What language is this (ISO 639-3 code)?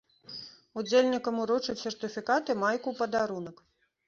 bel